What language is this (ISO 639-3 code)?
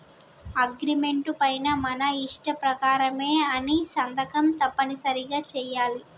tel